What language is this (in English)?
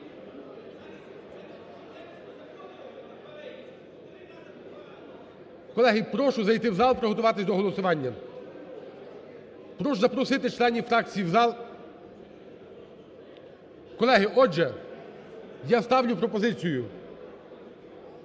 Ukrainian